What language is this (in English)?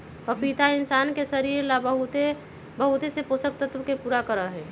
Magahi